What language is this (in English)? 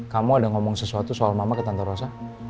Indonesian